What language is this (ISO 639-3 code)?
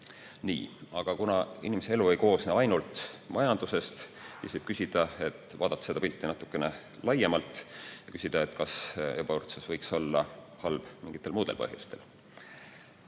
est